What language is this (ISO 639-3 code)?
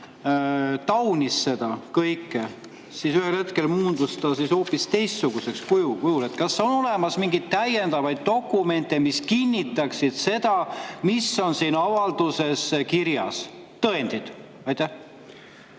est